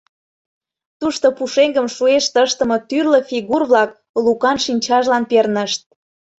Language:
Mari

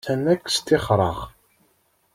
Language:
Kabyle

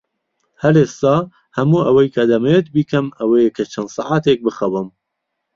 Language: Central Kurdish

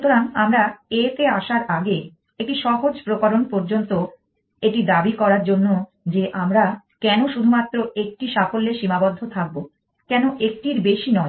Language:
Bangla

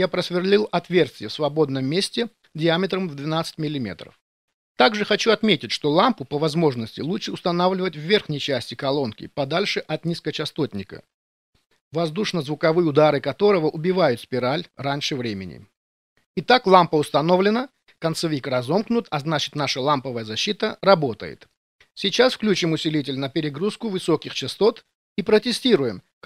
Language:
Russian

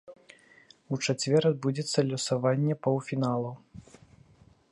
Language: Belarusian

